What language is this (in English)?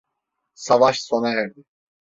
Turkish